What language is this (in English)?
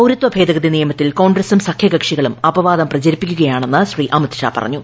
Malayalam